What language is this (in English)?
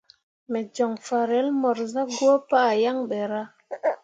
Mundang